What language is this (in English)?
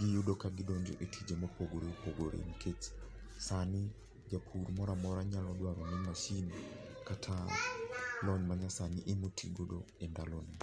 Luo (Kenya and Tanzania)